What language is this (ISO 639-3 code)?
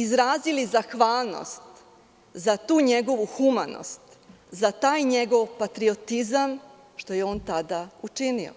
srp